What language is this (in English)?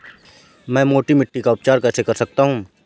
Hindi